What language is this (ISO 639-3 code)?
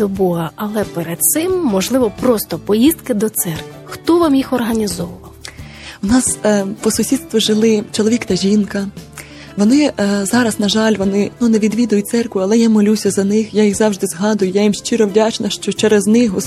ukr